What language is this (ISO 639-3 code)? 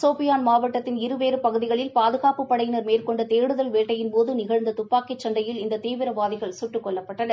tam